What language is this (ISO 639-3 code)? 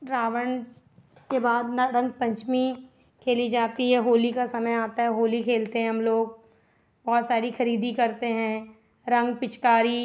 hin